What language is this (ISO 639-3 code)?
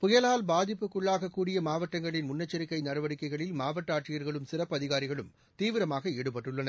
tam